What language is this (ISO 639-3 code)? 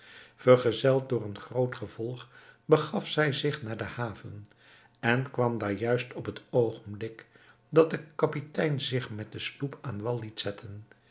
nld